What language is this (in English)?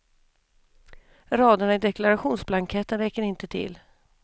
Swedish